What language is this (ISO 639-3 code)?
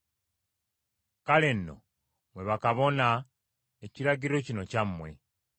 lug